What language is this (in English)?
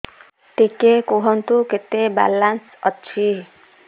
Odia